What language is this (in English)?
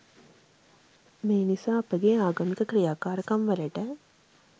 Sinhala